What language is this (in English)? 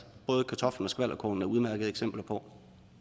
Danish